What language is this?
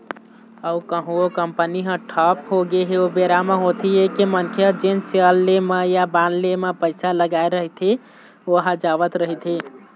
Chhattisgarhi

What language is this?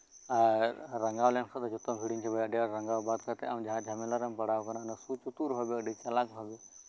Santali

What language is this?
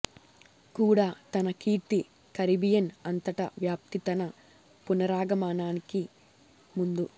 Telugu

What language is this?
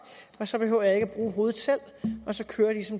Danish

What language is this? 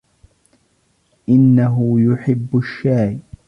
Arabic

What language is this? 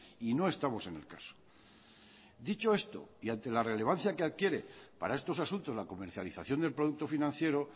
Spanish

